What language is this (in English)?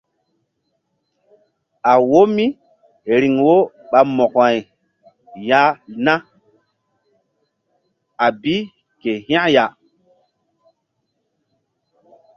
Mbum